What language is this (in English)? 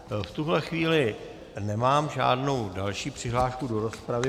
Czech